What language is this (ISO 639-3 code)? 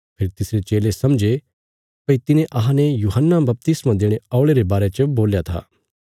kfs